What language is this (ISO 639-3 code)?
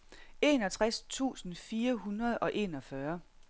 dan